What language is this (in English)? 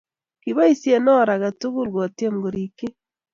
Kalenjin